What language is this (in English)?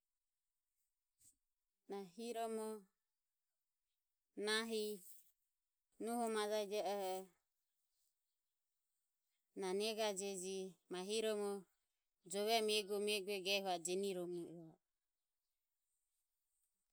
Ömie